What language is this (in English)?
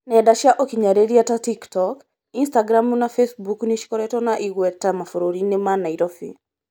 Kikuyu